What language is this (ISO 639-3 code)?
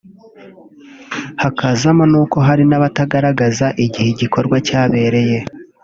kin